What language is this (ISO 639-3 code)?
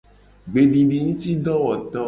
gej